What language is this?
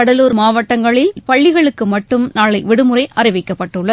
Tamil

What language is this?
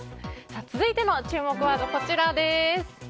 Japanese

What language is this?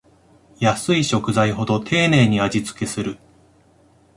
Japanese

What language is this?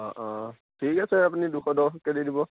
Assamese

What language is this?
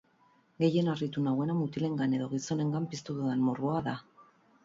Basque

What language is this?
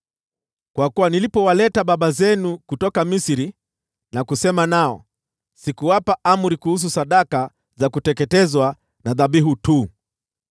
Swahili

